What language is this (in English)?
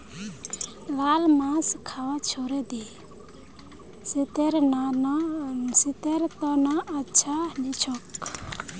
Magahi